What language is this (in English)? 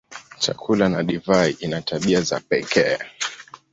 Swahili